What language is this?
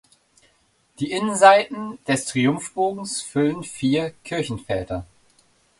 German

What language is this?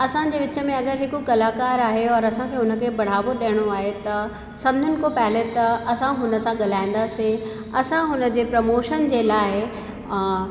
Sindhi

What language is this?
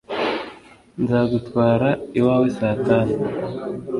Kinyarwanda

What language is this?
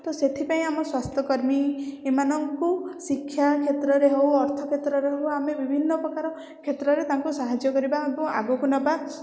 Odia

